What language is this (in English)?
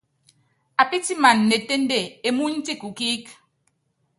Yangben